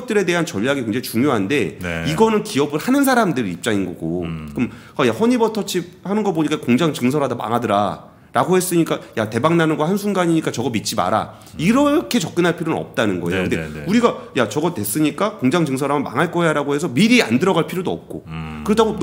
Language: Korean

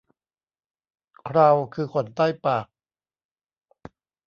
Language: Thai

